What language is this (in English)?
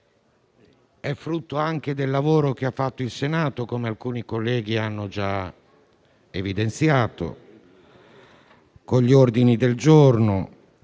Italian